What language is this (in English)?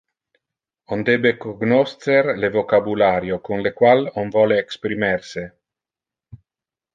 Interlingua